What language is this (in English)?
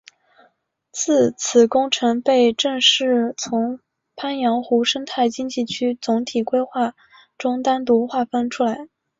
Chinese